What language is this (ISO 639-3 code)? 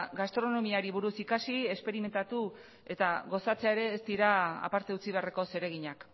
eus